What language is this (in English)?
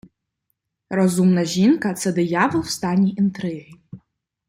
Ukrainian